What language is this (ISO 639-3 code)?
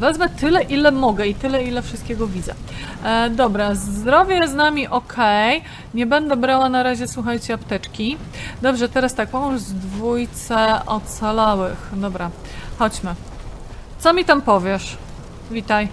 pol